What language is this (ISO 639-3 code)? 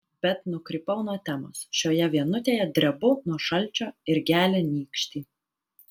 lit